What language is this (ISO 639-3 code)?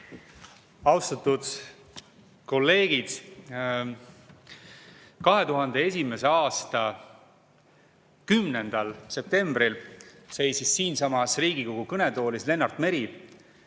est